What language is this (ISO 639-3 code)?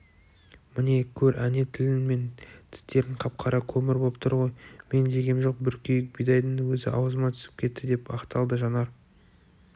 kaz